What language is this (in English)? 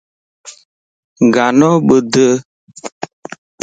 Lasi